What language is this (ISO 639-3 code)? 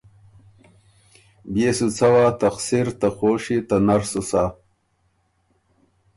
oru